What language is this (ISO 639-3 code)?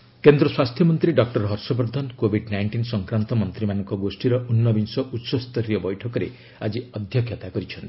ori